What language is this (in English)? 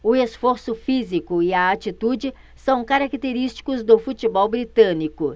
Portuguese